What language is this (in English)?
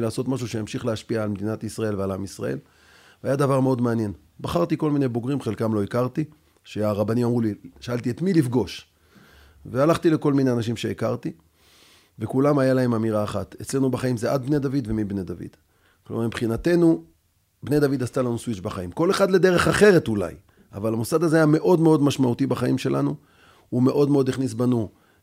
Hebrew